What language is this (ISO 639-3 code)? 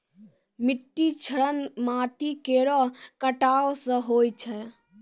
mai